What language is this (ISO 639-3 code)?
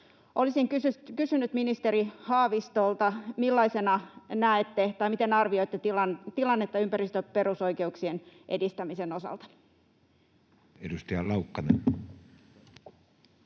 fin